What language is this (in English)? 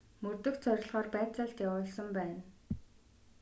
Mongolian